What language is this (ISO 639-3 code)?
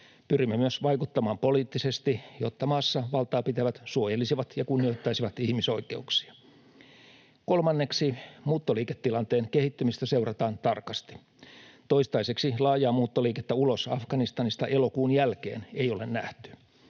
fin